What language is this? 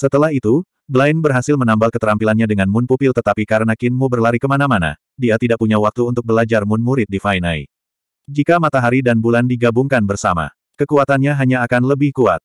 Indonesian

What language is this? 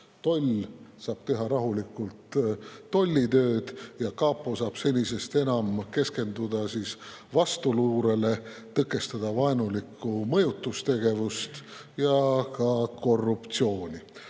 Estonian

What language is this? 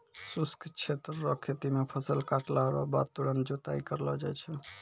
Maithili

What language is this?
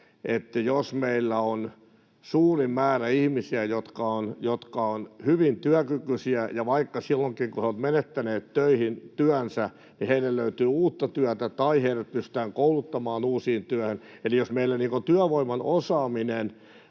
Finnish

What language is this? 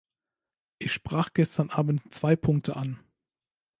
German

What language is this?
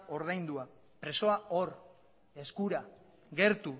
Basque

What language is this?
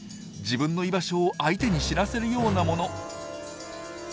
Japanese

